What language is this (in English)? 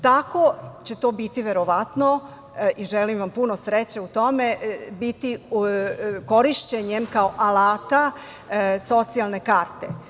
Serbian